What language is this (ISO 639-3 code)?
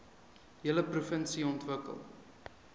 afr